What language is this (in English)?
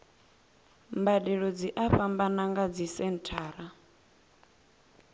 Venda